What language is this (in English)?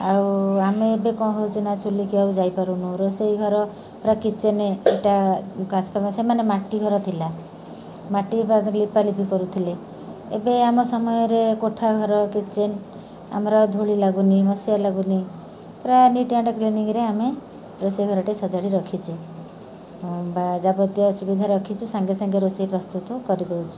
Odia